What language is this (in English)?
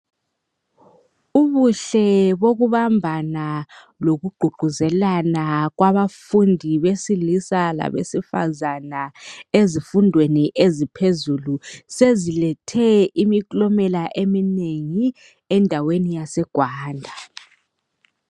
North Ndebele